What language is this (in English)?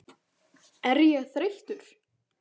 Icelandic